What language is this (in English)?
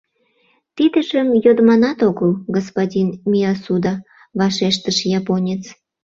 Mari